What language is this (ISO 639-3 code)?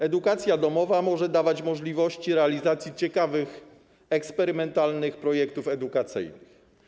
pol